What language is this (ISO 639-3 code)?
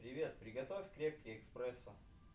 rus